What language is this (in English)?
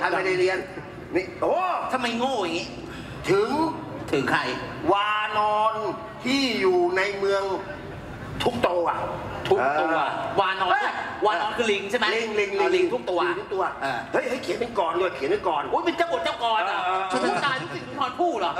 Thai